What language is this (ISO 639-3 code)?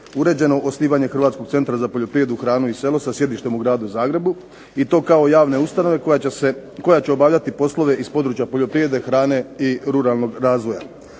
hrv